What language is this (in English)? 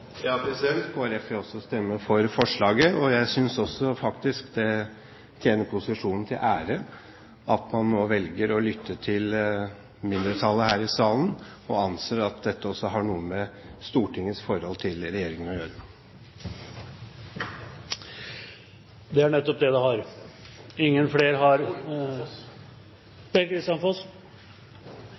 Norwegian